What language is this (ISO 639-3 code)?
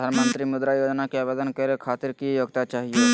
mag